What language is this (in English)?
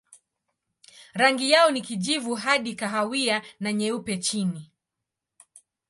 Swahili